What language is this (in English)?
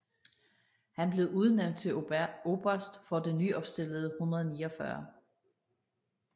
Danish